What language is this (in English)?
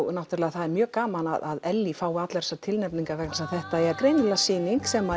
Icelandic